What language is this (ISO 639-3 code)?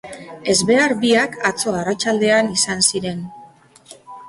eus